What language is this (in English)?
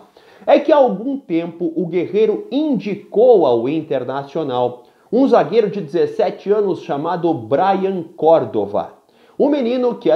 Portuguese